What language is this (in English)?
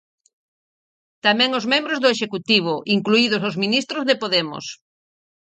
Galician